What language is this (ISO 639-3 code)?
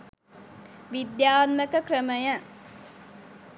sin